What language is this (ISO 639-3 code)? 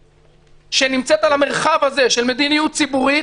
heb